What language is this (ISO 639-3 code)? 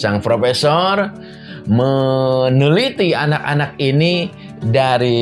ind